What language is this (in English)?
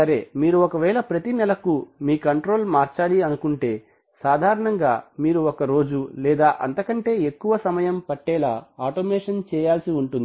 Telugu